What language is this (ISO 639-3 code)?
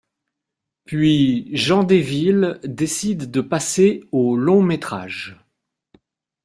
fra